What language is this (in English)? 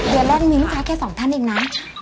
Thai